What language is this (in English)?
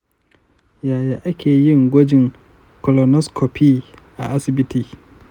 Hausa